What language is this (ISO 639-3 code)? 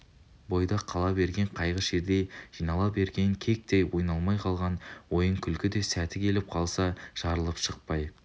kaz